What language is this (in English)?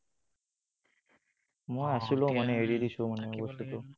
Assamese